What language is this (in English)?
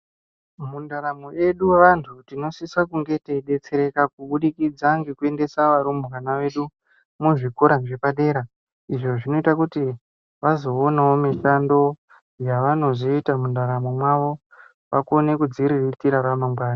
Ndau